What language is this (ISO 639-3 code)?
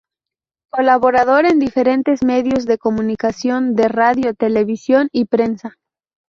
spa